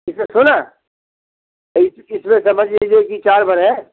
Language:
Hindi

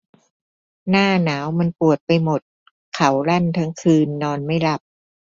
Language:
Thai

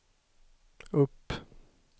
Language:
Swedish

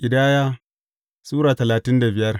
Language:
Hausa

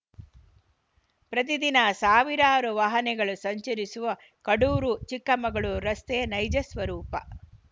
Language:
Kannada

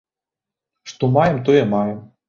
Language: Belarusian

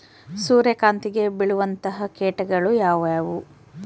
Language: Kannada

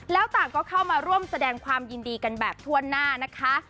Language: Thai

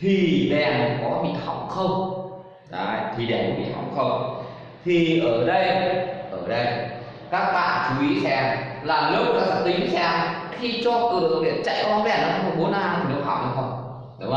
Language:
Vietnamese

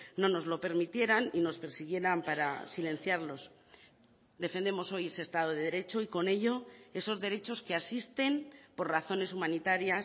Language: Spanish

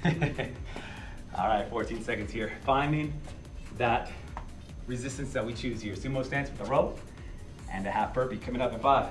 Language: English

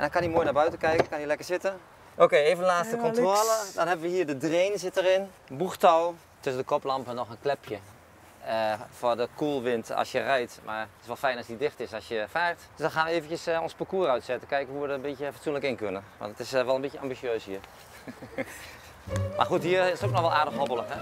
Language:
Dutch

